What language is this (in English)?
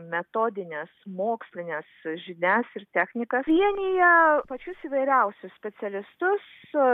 Lithuanian